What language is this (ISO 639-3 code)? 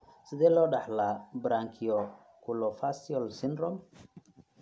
som